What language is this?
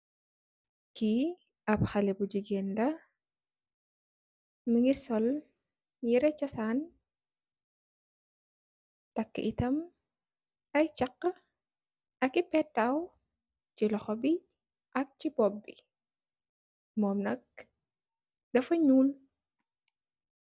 Wolof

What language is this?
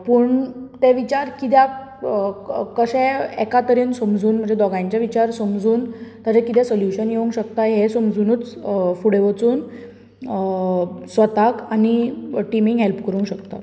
Konkani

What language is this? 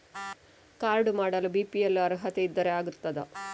Kannada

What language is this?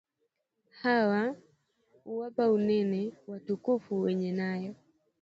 Swahili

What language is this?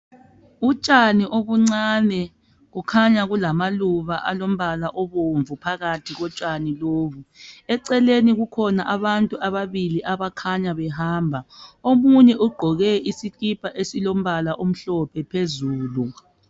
North Ndebele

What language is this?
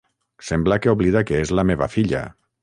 Catalan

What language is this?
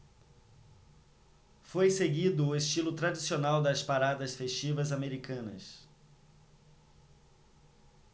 Portuguese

